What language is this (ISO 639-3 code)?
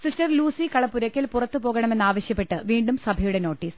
mal